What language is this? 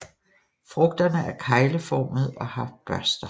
Danish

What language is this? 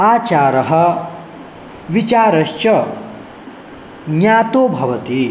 Sanskrit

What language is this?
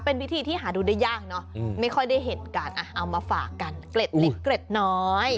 Thai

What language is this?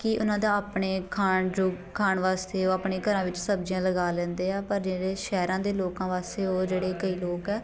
Punjabi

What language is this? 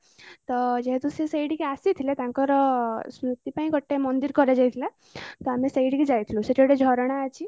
Odia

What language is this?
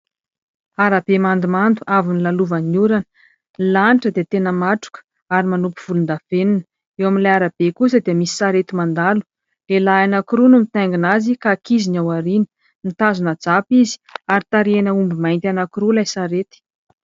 Malagasy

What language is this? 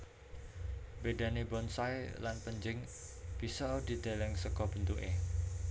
Javanese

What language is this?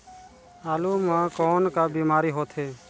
Chhattisgarhi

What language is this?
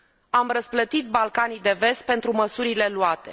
Romanian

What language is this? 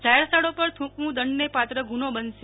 Gujarati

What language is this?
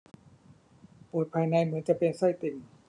Thai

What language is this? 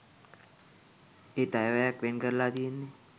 Sinhala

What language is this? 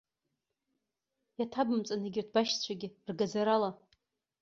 Abkhazian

